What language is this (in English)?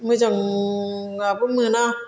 Bodo